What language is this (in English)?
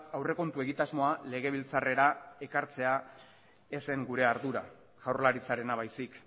Basque